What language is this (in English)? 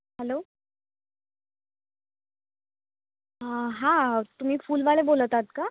Marathi